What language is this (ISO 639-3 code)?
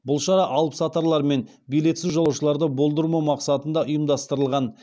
kaz